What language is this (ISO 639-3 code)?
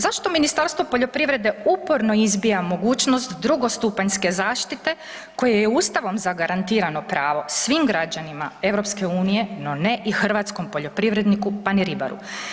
hrv